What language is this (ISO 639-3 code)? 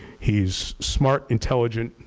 eng